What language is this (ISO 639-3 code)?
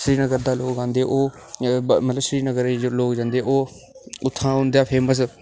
doi